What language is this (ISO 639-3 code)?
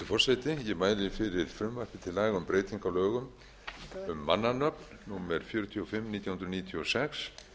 isl